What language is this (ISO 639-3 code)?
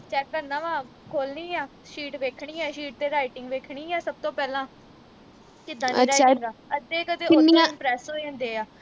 pan